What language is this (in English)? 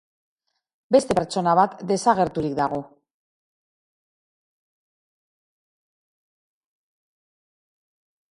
Basque